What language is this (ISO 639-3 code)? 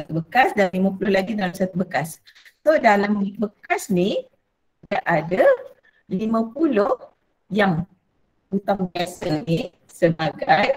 msa